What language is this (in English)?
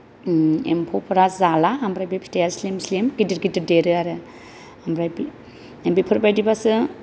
Bodo